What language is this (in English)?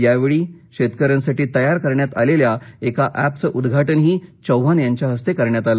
Marathi